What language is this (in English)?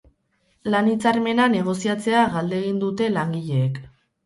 Basque